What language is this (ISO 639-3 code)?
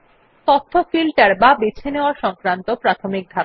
ben